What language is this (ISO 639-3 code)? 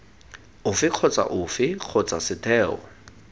tsn